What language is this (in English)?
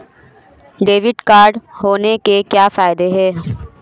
Hindi